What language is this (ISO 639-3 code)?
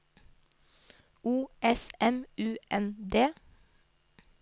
nor